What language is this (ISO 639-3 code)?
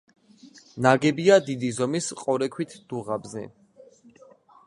kat